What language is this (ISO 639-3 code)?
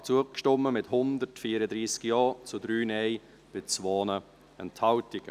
gsw